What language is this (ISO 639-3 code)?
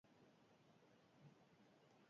eus